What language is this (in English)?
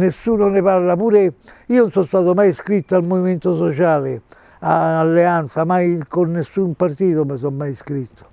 Italian